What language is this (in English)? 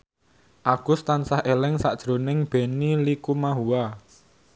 Javanese